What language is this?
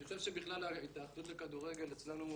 Hebrew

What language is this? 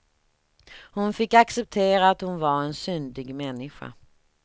Swedish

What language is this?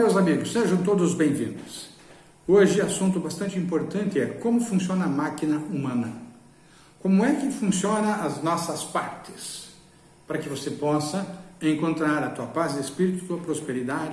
Portuguese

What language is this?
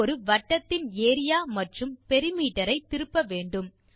Tamil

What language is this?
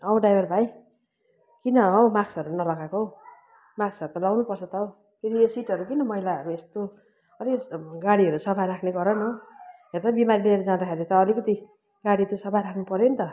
Nepali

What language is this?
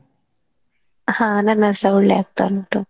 Kannada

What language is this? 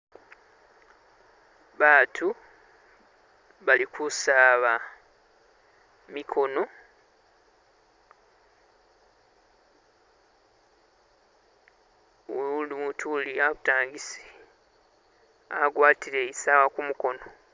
Masaaba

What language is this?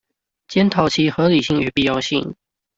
Chinese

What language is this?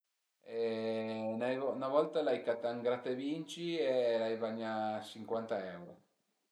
Piedmontese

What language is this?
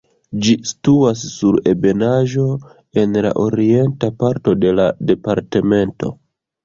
Esperanto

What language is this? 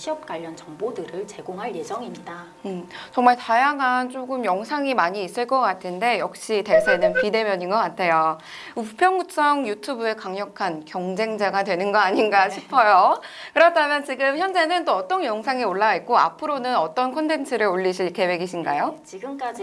Korean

